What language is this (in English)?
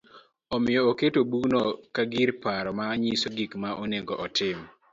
Luo (Kenya and Tanzania)